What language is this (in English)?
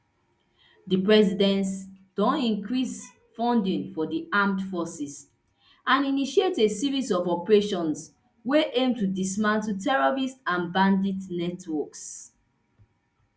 Nigerian Pidgin